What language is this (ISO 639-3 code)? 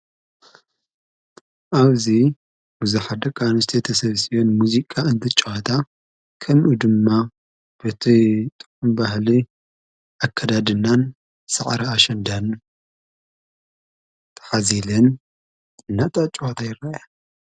tir